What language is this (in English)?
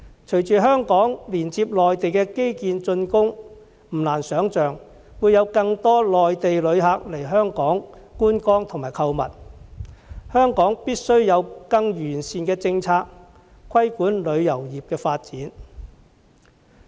Cantonese